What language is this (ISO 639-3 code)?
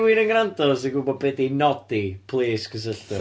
cym